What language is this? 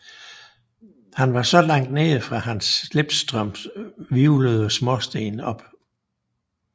Danish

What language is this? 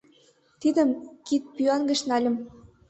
Mari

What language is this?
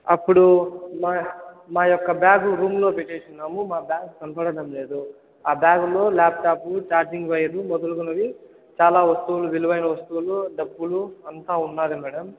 Telugu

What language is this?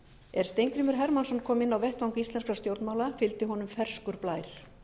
Icelandic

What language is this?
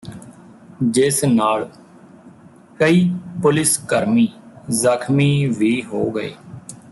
Punjabi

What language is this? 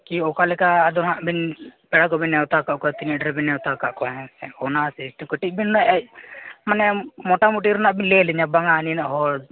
Santali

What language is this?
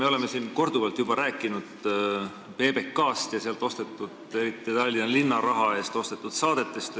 Estonian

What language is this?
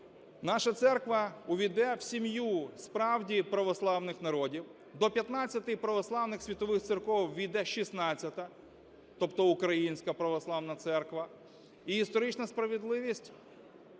Ukrainian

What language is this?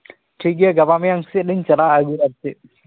Santali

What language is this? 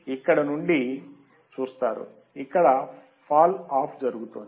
Telugu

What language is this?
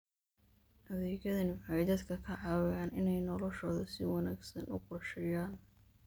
Somali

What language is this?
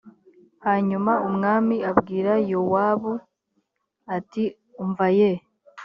Kinyarwanda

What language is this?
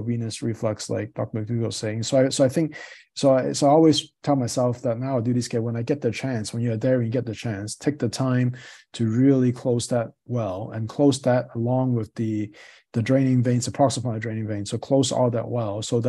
English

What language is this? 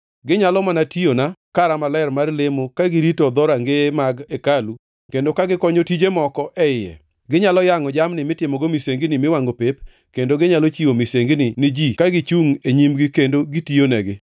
Luo (Kenya and Tanzania)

